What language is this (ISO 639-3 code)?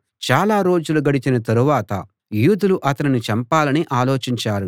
tel